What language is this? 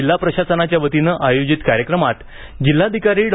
Marathi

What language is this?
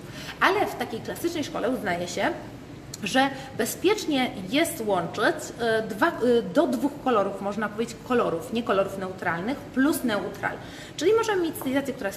Polish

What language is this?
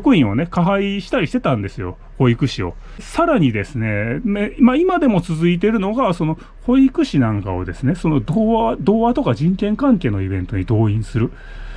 Japanese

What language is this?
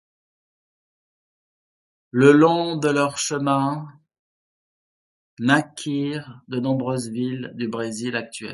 French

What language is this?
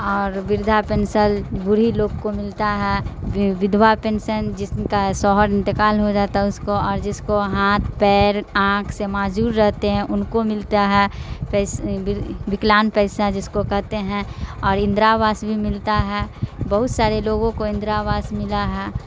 Urdu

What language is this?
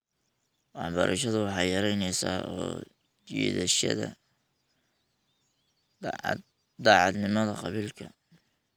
Somali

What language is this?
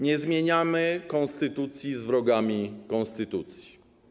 Polish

